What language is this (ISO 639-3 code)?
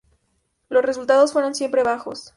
spa